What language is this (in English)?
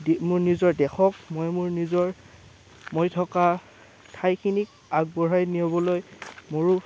Assamese